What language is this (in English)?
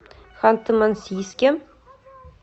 Russian